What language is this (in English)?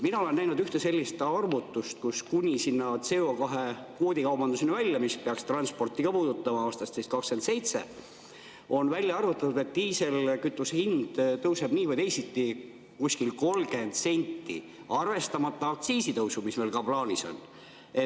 Estonian